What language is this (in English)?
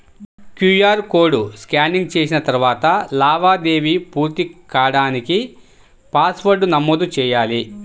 Telugu